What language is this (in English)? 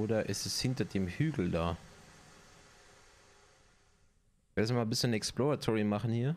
German